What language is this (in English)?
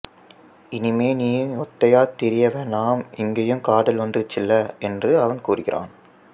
Tamil